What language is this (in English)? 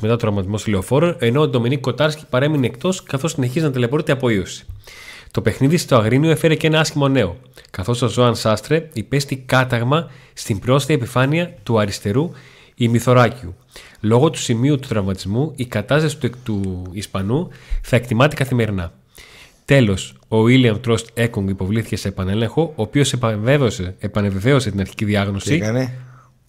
Greek